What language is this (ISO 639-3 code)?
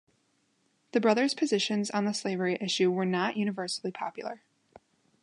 eng